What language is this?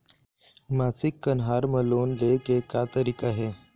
Chhattisgarhi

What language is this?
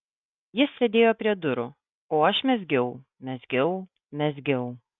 Lithuanian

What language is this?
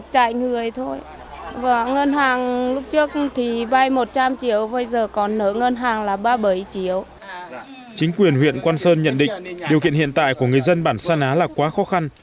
Vietnamese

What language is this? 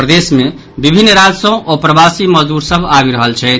Maithili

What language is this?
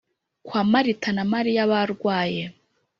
Kinyarwanda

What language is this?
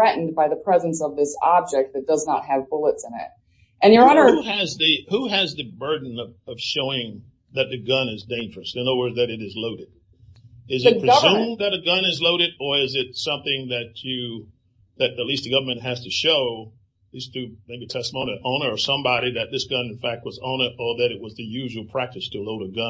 English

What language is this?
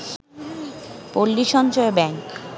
Bangla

